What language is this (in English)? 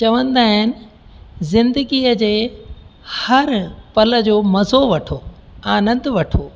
Sindhi